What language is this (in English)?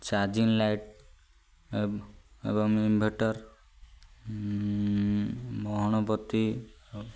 Odia